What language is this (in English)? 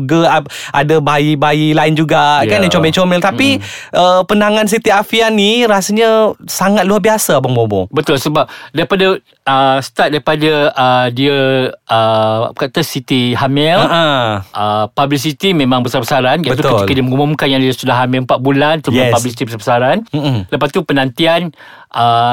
Malay